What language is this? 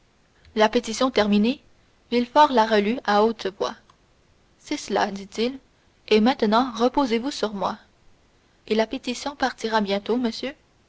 French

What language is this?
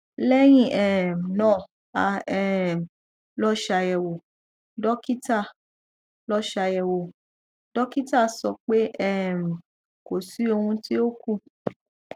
Yoruba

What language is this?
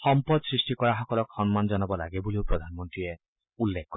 Assamese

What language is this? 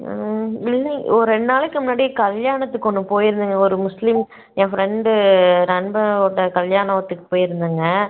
Tamil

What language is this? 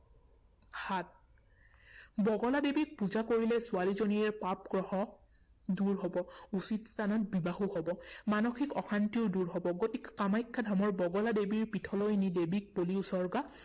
Assamese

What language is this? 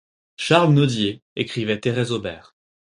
French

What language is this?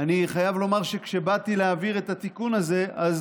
Hebrew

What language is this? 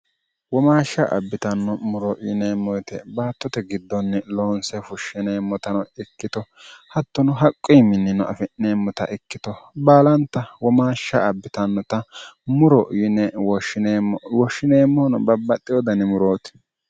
Sidamo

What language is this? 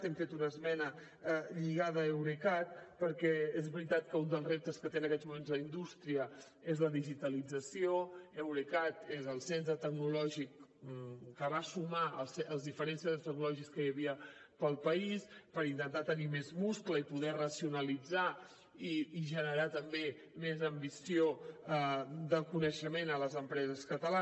Catalan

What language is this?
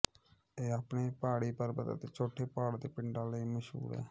Punjabi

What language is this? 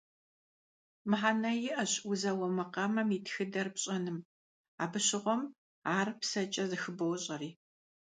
Kabardian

